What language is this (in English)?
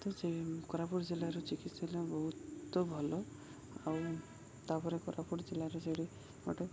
Odia